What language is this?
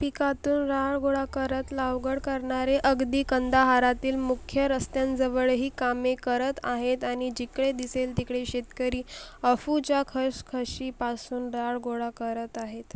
Marathi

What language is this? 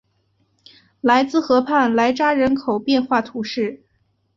Chinese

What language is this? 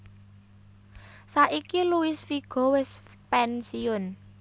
Javanese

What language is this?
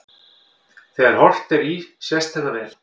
Icelandic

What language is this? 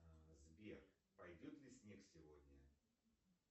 Russian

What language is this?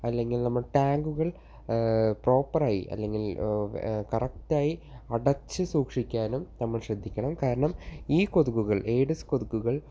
Malayalam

